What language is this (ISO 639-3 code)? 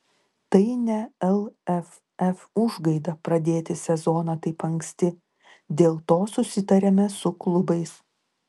lit